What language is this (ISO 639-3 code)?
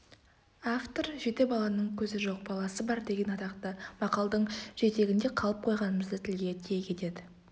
kaz